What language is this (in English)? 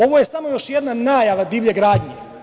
Serbian